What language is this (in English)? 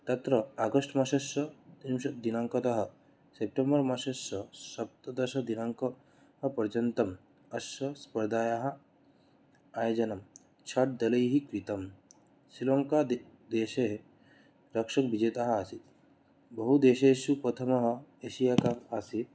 Sanskrit